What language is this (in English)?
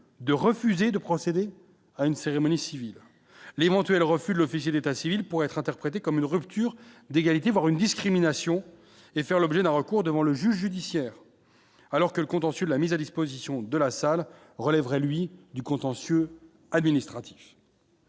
French